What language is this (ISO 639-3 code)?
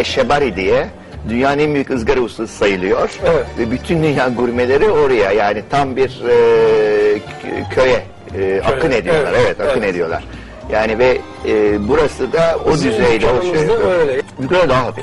tur